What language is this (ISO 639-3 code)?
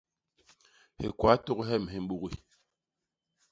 bas